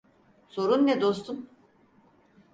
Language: Turkish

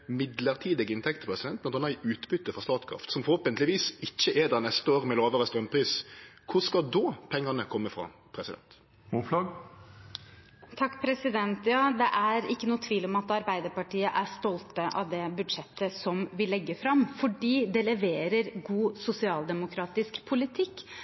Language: Norwegian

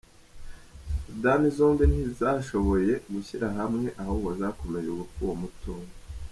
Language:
Kinyarwanda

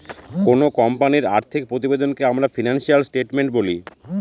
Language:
Bangla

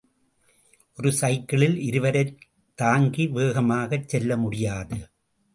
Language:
Tamil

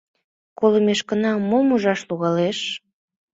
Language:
Mari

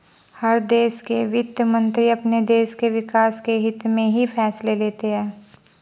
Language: Hindi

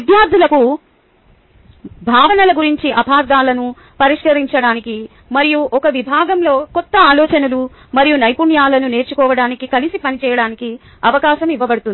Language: Telugu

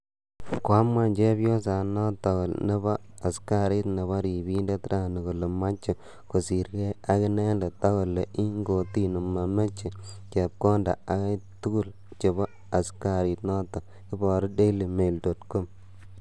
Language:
Kalenjin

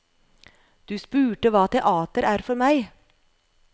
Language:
Norwegian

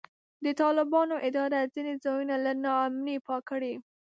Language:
Pashto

